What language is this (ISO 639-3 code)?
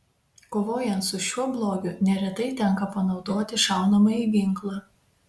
lit